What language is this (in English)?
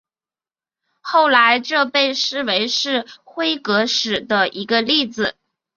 Chinese